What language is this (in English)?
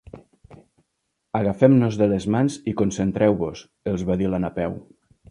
Catalan